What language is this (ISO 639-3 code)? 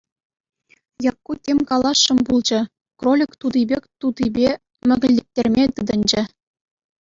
chv